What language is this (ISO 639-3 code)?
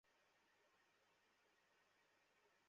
ben